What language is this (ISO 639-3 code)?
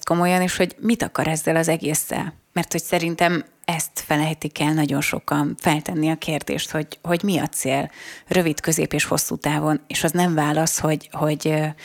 hun